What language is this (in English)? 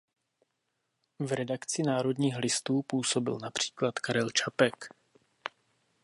Czech